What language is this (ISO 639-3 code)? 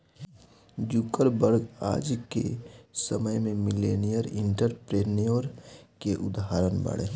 bho